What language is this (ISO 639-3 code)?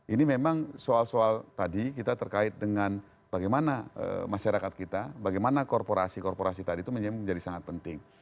ind